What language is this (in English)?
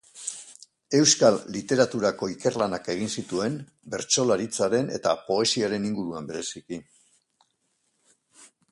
Basque